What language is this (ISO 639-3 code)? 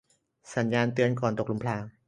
tha